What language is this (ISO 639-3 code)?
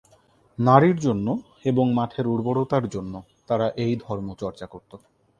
ben